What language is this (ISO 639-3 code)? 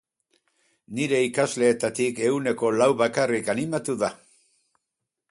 eus